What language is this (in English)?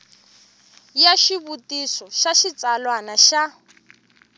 Tsonga